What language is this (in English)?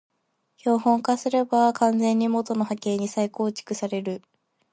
Japanese